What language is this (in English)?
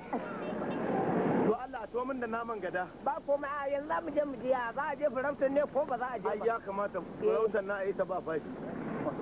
Turkish